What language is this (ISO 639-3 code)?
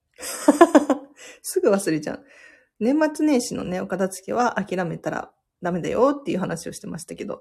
jpn